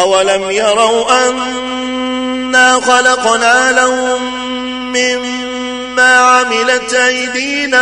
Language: Arabic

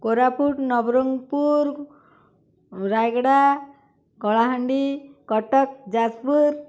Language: Odia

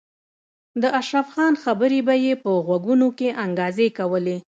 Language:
Pashto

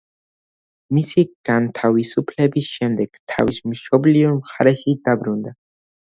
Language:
Georgian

